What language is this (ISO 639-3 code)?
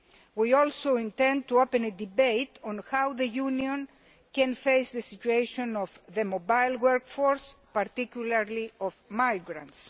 eng